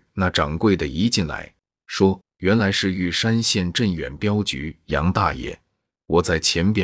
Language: Chinese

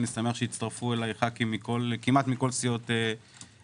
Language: Hebrew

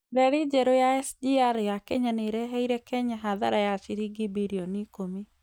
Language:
Kikuyu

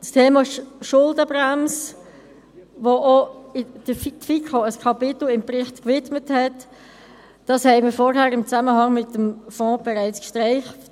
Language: Swiss German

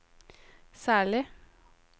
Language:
Norwegian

